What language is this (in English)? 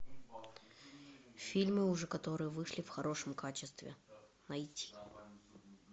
Russian